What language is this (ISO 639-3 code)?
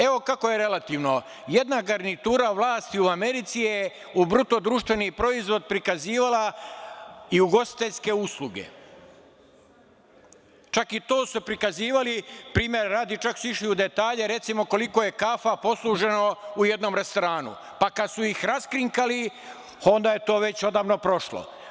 srp